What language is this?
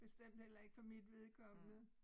Danish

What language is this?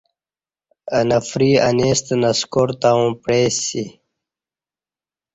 Kati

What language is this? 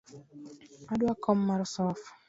Luo (Kenya and Tanzania)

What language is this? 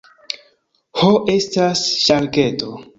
Esperanto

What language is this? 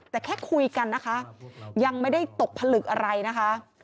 Thai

